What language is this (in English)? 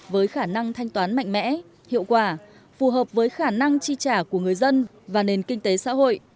Vietnamese